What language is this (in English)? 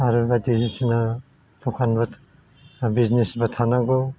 Bodo